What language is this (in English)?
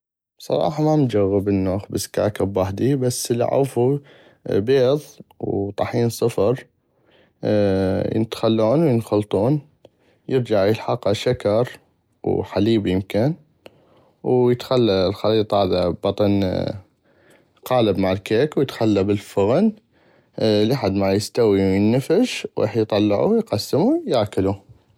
North Mesopotamian Arabic